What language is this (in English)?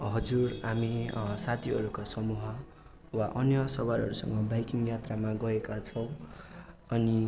Nepali